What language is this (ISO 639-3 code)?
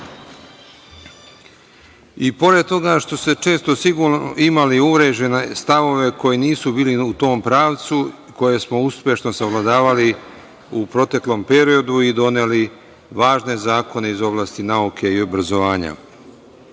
srp